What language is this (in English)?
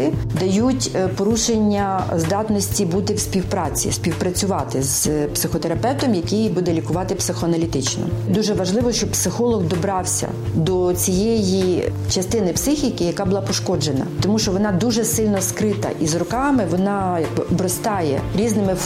Ukrainian